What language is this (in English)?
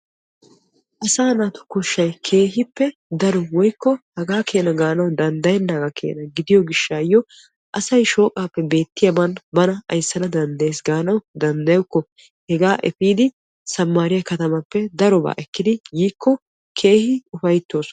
Wolaytta